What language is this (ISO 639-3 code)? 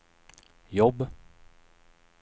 swe